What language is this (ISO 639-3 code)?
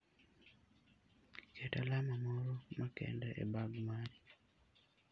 luo